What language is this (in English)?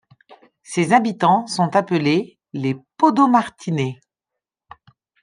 French